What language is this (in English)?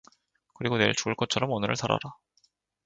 Korean